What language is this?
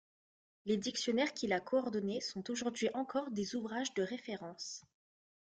French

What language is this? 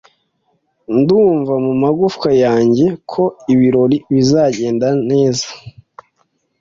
Kinyarwanda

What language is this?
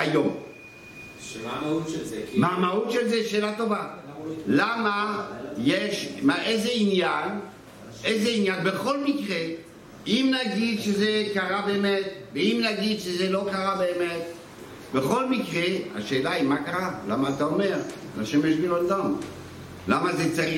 Hebrew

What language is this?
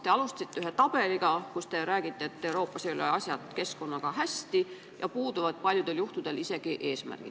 Estonian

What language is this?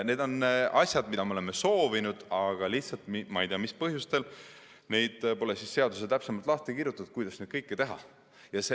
Estonian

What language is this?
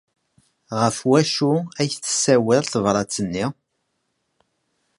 Kabyle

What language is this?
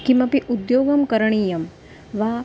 Sanskrit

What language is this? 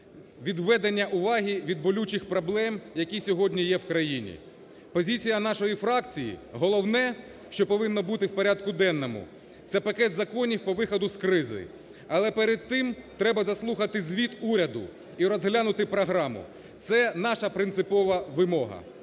Ukrainian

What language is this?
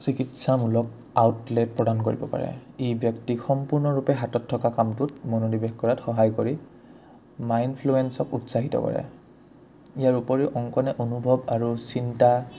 Assamese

